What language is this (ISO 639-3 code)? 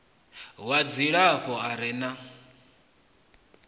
ven